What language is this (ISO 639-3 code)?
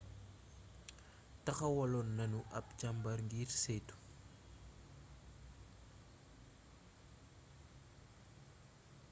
wol